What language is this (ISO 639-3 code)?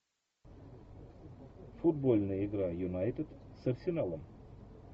rus